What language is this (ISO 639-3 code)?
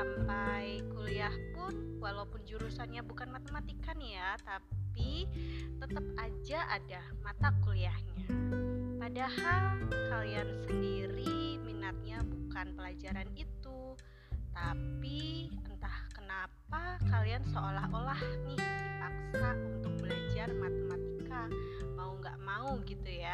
ind